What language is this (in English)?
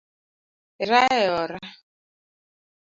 Luo (Kenya and Tanzania)